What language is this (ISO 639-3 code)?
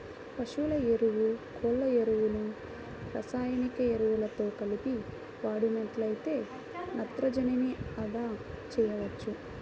tel